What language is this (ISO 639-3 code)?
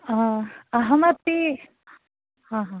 san